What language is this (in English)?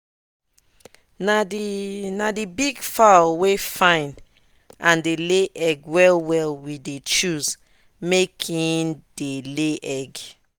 Nigerian Pidgin